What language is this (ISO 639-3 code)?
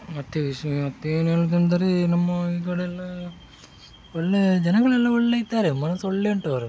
kan